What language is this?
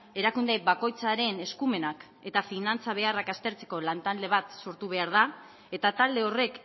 Basque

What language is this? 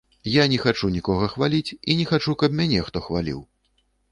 Belarusian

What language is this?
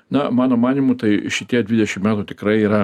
Lithuanian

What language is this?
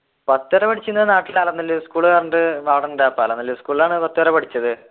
Malayalam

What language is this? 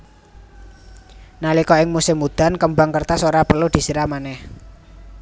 Javanese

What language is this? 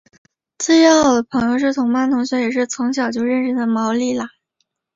Chinese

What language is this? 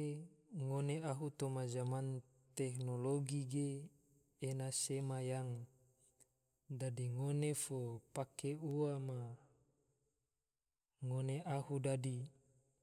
Tidore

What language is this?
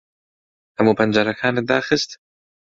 Central Kurdish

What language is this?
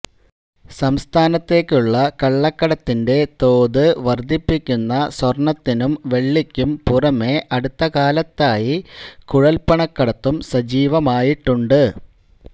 Malayalam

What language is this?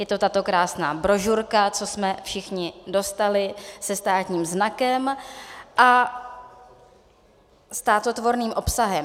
Czech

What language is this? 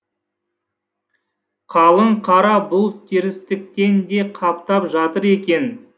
Kazakh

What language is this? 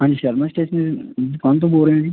Punjabi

